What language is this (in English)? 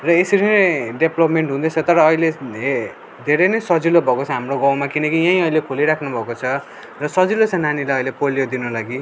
Nepali